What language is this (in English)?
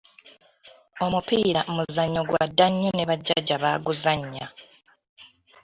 Ganda